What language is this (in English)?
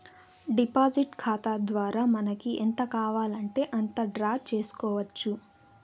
Telugu